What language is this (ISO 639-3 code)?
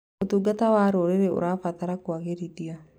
kik